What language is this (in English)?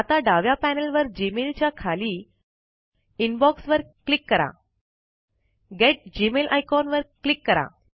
Marathi